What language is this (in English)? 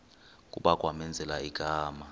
Xhosa